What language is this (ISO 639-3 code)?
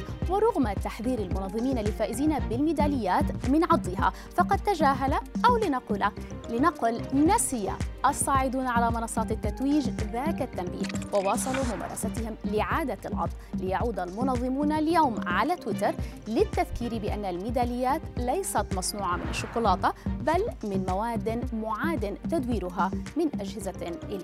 ara